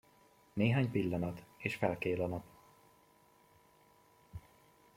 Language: Hungarian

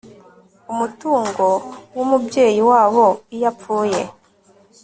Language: Kinyarwanda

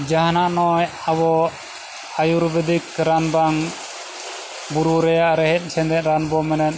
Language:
Santali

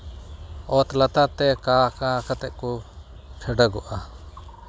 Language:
Santali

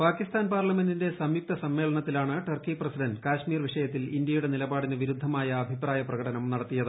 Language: Malayalam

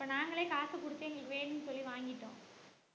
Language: Tamil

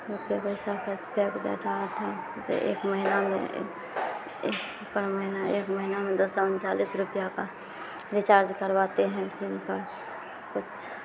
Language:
Hindi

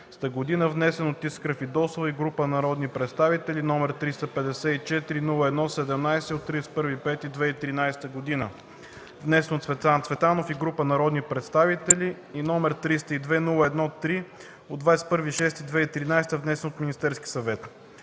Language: Bulgarian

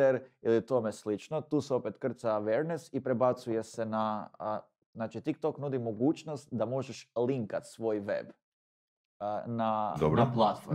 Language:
Croatian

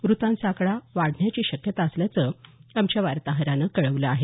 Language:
Marathi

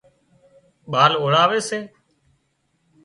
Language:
Wadiyara Koli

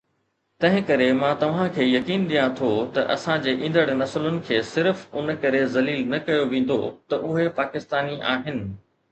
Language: Sindhi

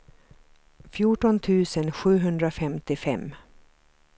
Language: Swedish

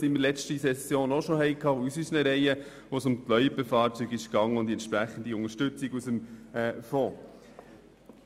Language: Swiss German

